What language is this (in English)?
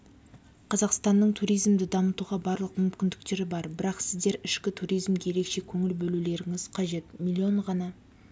Kazakh